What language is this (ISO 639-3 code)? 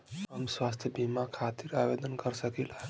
bho